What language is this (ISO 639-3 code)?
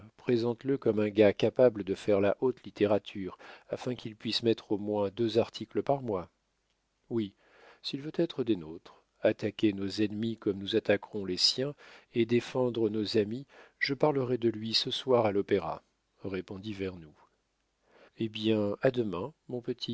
fra